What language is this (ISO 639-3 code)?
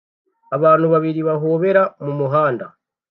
kin